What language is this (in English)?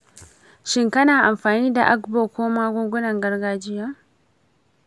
Hausa